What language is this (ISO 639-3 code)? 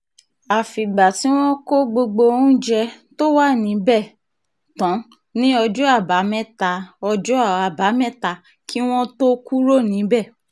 yor